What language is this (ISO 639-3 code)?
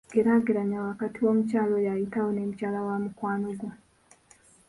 lug